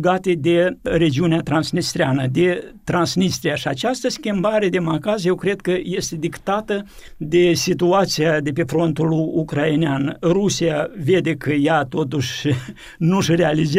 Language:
Romanian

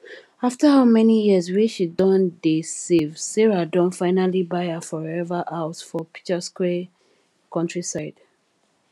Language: Nigerian Pidgin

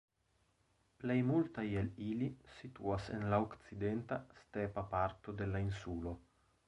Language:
Esperanto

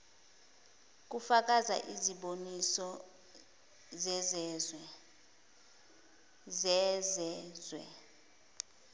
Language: Zulu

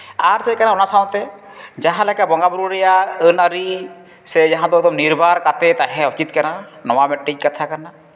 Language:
Santali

